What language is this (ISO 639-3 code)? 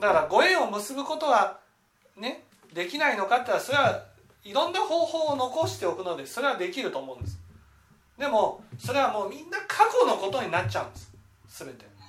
jpn